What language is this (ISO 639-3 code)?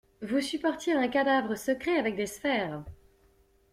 fra